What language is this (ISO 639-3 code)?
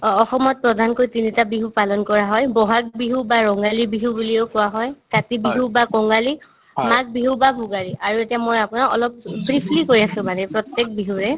asm